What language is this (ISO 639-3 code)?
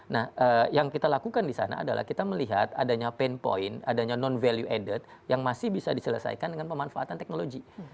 ind